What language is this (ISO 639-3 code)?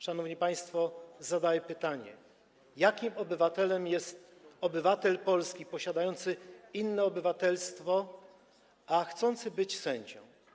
pol